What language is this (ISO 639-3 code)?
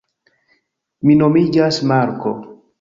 epo